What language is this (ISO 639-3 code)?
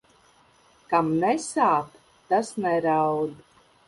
lav